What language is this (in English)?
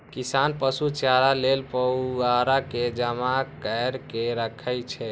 Maithili